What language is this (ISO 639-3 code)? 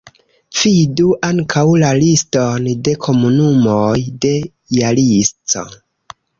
epo